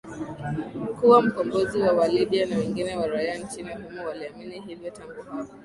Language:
Swahili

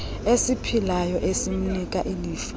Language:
Xhosa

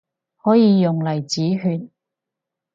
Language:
Cantonese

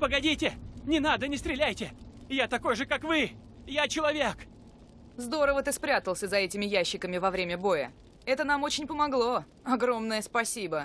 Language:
Russian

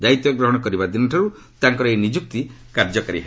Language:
Odia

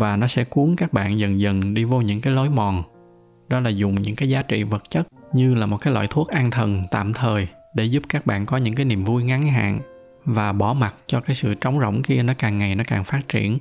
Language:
Vietnamese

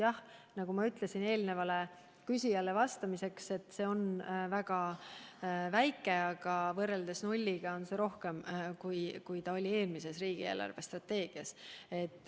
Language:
Estonian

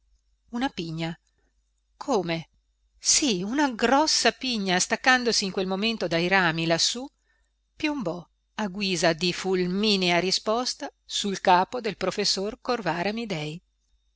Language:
Italian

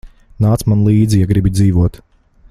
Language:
Latvian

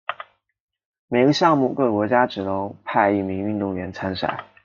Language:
Chinese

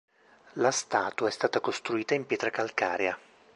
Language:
Italian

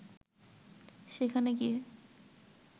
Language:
Bangla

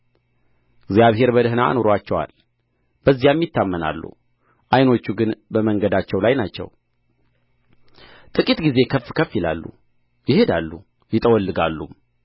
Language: Amharic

